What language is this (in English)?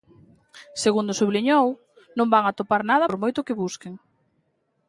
Galician